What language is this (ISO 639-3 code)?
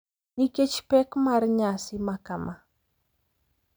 luo